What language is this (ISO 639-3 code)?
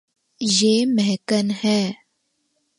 urd